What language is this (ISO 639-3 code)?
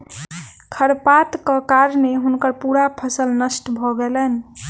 mai